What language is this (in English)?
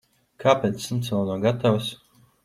Latvian